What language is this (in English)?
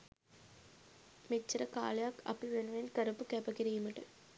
Sinhala